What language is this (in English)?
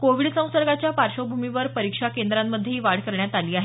Marathi